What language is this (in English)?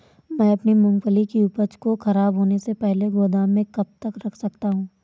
Hindi